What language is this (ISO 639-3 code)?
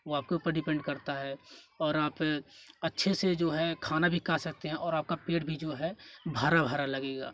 hin